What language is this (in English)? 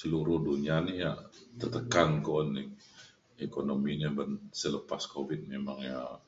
Mainstream Kenyah